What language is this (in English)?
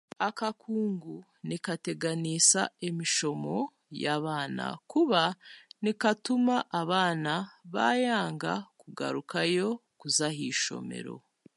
Chiga